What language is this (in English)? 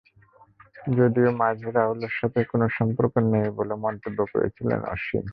Bangla